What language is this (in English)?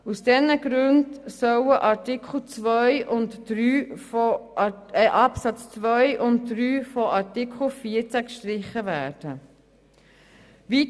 Swiss German